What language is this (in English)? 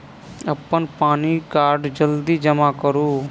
Maithili